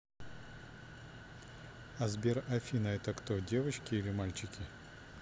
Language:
Russian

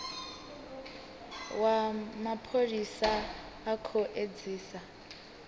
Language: Venda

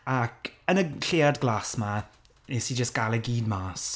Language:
Welsh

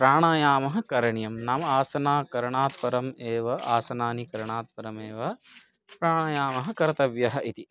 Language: Sanskrit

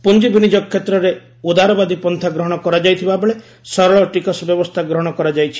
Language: Odia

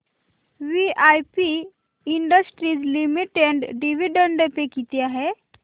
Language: Marathi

